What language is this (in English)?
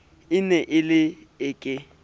Southern Sotho